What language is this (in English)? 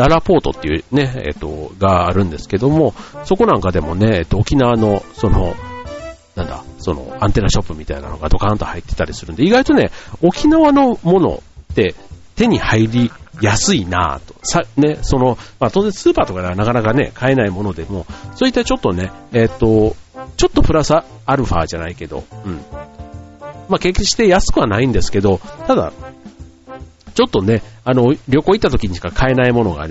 Japanese